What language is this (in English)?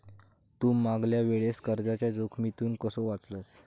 Marathi